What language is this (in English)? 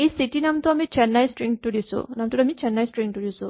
Assamese